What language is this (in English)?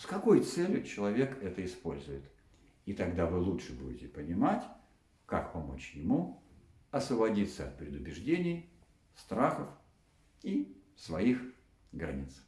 Russian